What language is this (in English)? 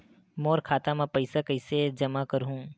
Chhattisgarhi